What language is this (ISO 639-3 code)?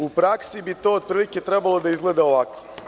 srp